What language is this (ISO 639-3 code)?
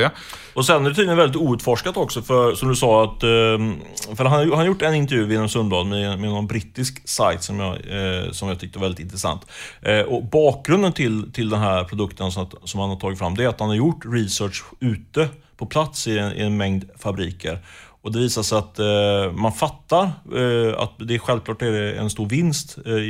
swe